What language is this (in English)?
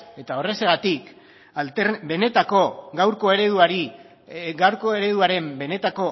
Basque